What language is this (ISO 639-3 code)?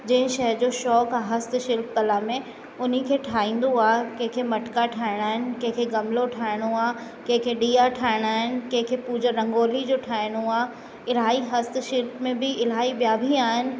snd